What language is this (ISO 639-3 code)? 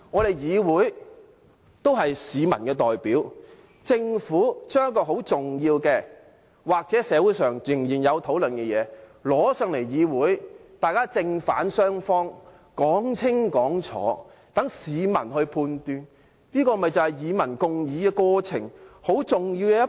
yue